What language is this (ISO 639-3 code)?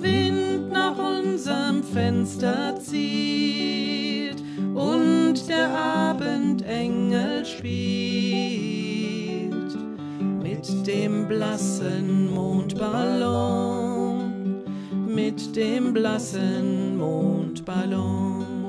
deu